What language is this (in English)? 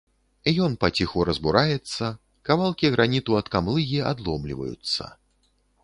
Belarusian